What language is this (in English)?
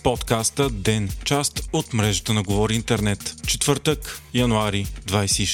Bulgarian